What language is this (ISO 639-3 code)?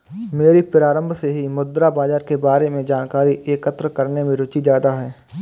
hin